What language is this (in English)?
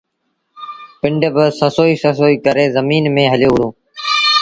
Sindhi Bhil